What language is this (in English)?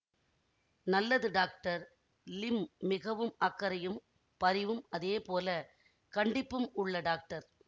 Tamil